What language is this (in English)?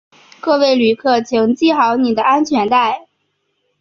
Chinese